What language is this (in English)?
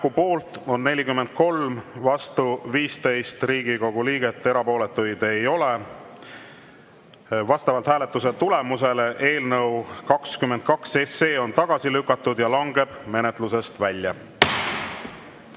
Estonian